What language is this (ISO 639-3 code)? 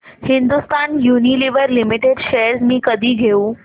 mar